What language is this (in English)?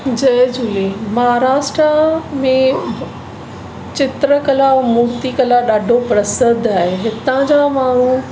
Sindhi